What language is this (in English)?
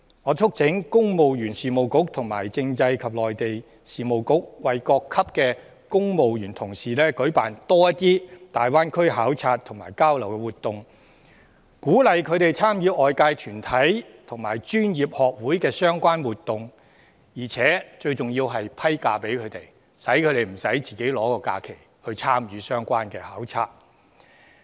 Cantonese